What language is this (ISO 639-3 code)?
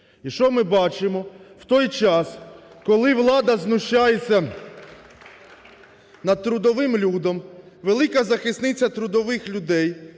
ukr